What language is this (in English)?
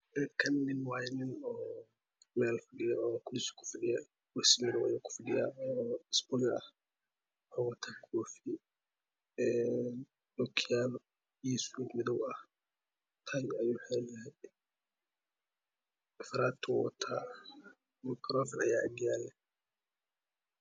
Somali